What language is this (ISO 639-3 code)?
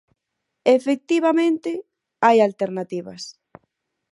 glg